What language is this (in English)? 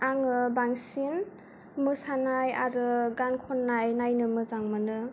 Bodo